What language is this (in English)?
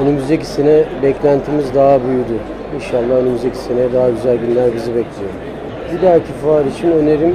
Turkish